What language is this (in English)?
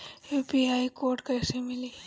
Bhojpuri